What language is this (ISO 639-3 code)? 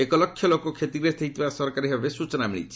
ori